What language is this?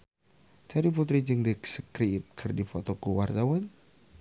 Sundanese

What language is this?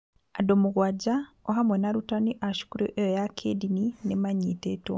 Kikuyu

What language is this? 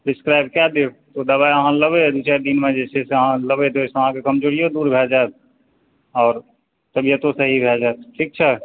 Maithili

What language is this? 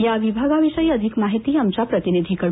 Marathi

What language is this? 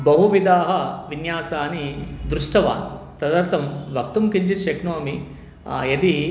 Sanskrit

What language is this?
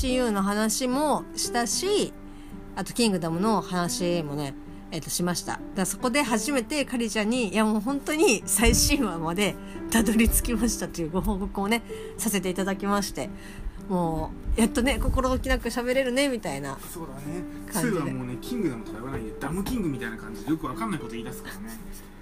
Japanese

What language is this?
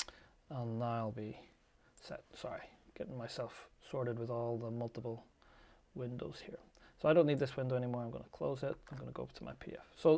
English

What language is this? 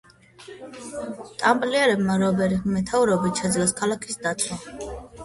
Georgian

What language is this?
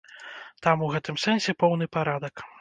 Belarusian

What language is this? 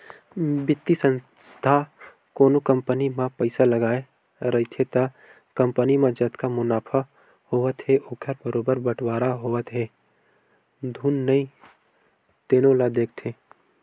Chhattisgarhi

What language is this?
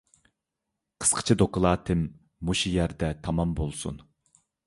Uyghur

